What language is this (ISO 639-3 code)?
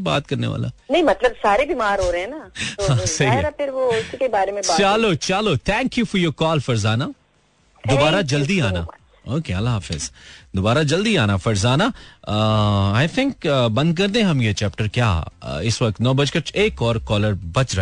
hin